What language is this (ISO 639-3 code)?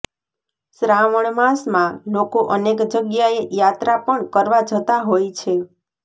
guj